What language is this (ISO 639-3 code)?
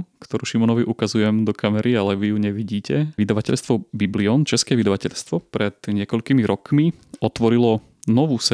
slk